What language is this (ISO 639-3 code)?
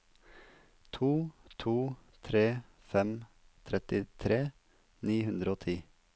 nor